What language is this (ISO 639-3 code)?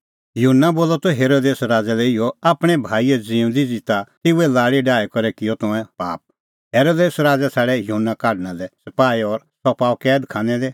kfx